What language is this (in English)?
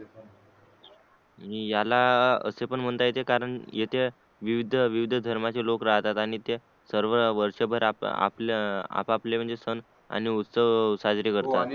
Marathi